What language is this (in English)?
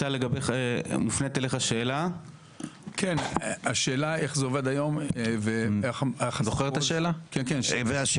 Hebrew